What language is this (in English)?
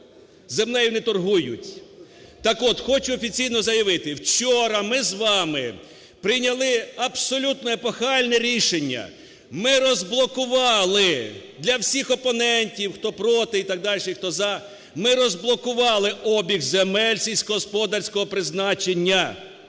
Ukrainian